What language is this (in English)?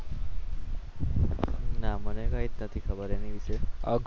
Gujarati